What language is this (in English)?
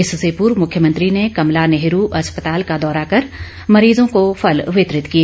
Hindi